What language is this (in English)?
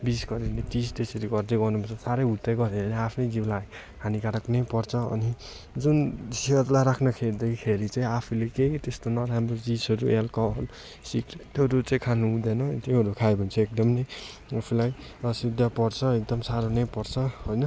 Nepali